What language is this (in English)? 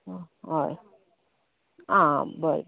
Konkani